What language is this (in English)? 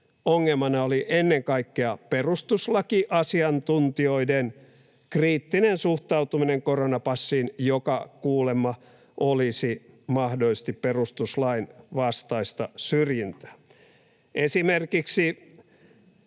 Finnish